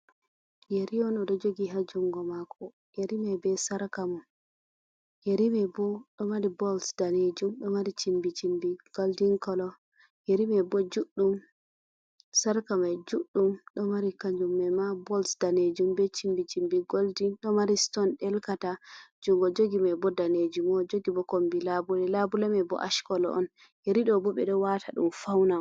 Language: Fula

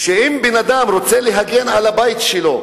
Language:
Hebrew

